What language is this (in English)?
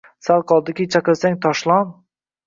Uzbek